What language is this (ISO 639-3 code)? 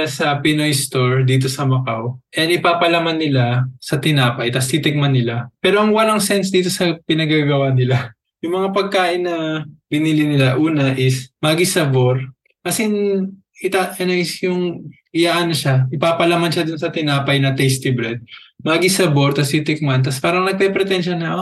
fil